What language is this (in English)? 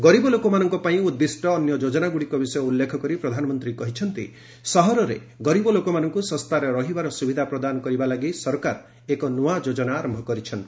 Odia